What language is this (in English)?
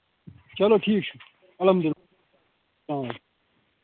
Kashmiri